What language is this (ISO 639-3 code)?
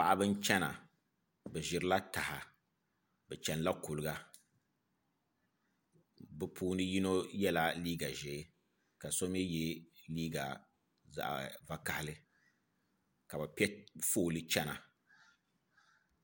dag